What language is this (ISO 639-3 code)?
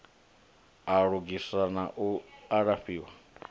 ven